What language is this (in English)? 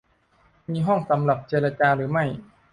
Thai